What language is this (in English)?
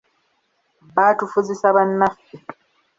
Ganda